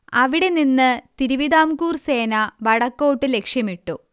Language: Malayalam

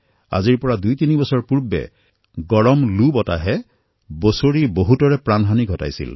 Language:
Assamese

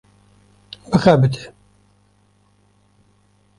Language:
Kurdish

